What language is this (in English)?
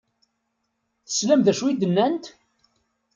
Kabyle